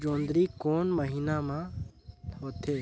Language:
Chhattisgarhi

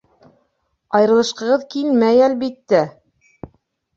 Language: Bashkir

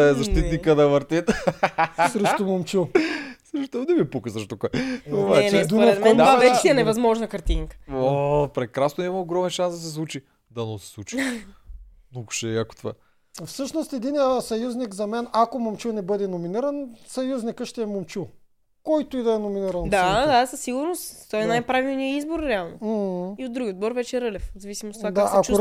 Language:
Bulgarian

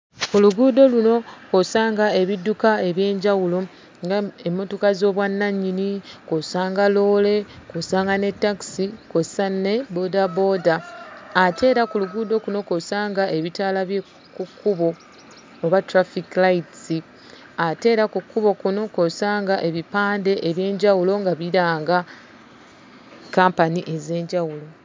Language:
Ganda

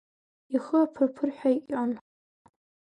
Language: Abkhazian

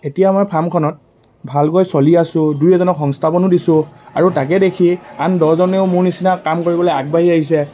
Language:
Assamese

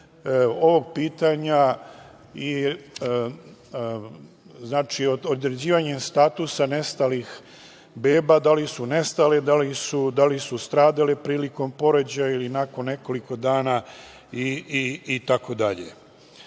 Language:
Serbian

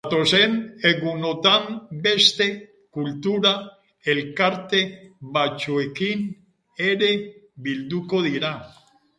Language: Basque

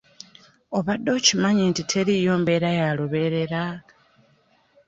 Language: Ganda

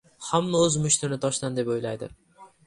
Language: Uzbek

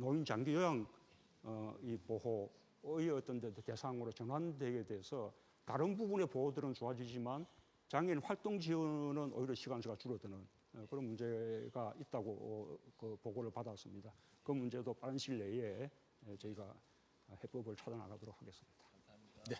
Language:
Korean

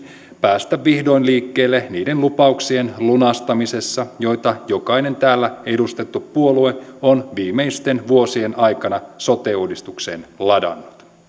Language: Finnish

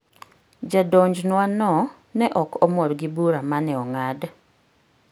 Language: Luo (Kenya and Tanzania)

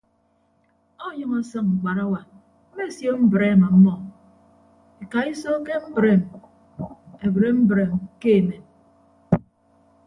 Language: Ibibio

